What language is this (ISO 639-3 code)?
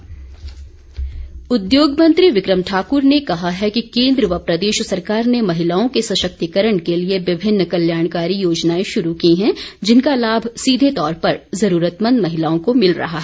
hin